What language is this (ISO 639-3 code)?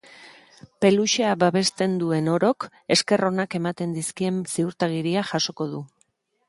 eus